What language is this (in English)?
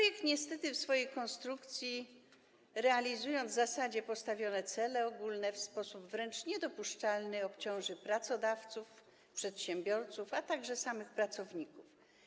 Polish